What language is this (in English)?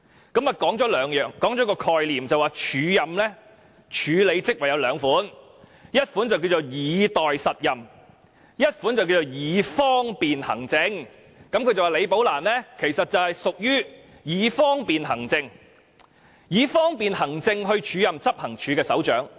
Cantonese